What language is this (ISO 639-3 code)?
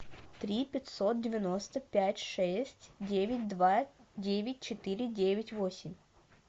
rus